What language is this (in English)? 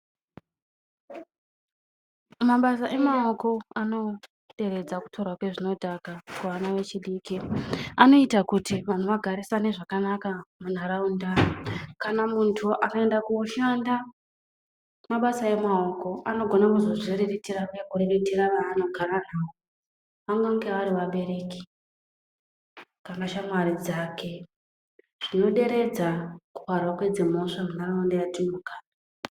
Ndau